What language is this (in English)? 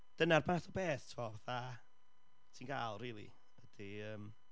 Welsh